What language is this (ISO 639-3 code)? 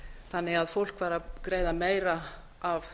isl